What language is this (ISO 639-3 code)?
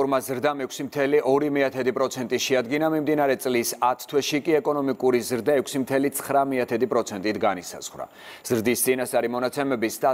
ron